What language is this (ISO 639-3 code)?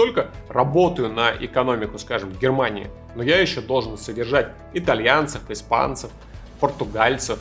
rus